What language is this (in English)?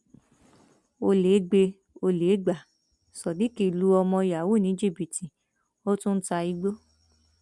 Yoruba